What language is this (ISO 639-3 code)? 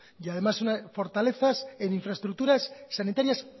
spa